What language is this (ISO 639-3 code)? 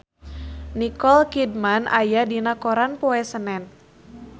sun